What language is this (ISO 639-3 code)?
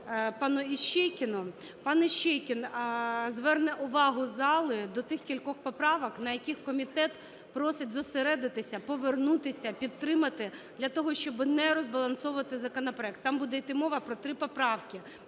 ukr